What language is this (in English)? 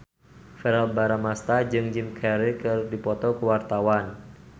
Sundanese